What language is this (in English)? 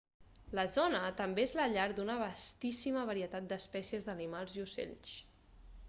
Catalan